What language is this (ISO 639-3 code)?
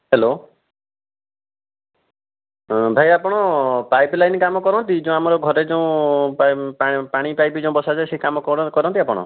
ori